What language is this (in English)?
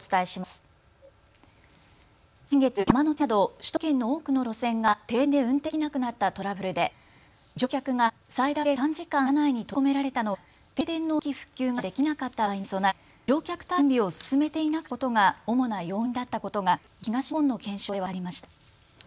Japanese